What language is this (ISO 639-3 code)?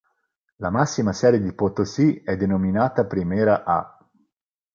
ita